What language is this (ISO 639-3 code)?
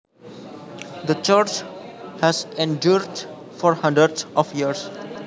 jav